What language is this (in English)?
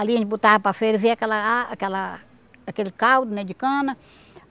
Portuguese